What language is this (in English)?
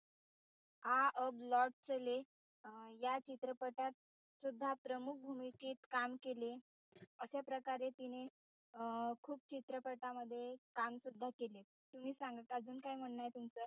Marathi